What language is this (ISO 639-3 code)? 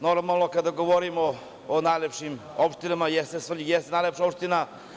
srp